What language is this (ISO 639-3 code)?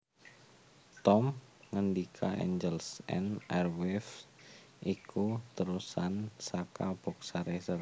jav